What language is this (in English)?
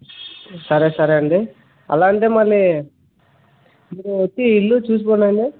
Telugu